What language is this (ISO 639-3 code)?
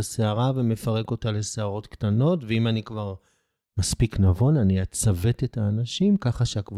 heb